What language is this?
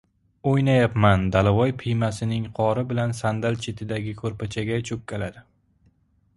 Uzbek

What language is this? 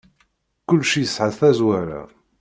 Kabyle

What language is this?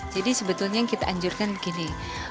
Indonesian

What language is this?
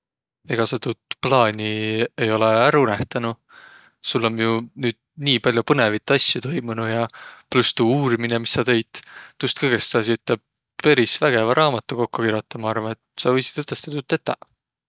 Võro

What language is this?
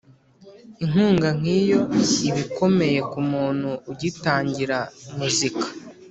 Kinyarwanda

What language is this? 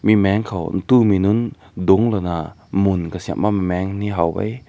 Rongmei Naga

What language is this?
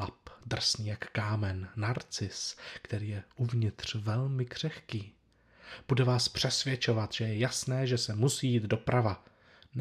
Czech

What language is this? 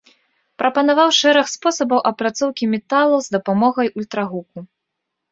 Belarusian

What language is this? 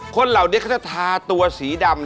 Thai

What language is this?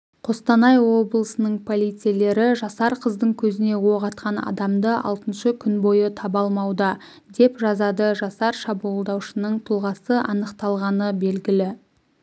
Kazakh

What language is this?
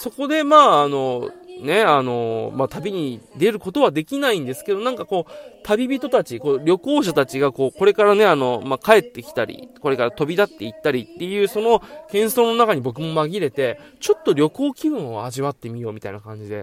Japanese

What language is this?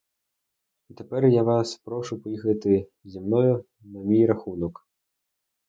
Ukrainian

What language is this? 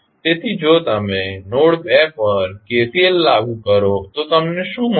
Gujarati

